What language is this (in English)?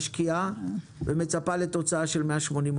Hebrew